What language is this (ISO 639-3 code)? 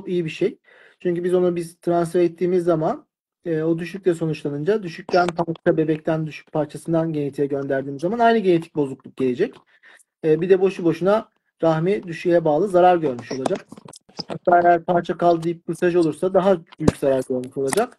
tur